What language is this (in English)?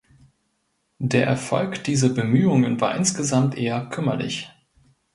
German